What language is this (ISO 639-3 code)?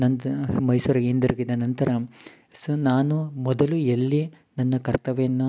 kan